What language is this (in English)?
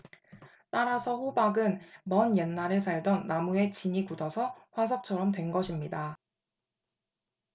Korean